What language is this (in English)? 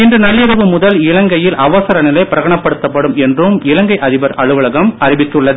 Tamil